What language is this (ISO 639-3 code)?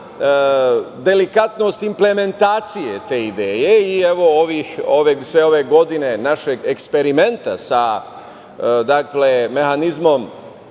srp